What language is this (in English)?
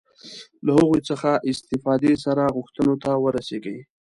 Pashto